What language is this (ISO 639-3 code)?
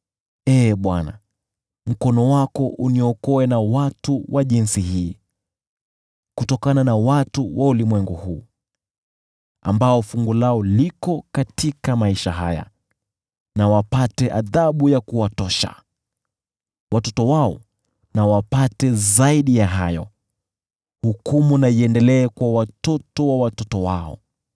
swa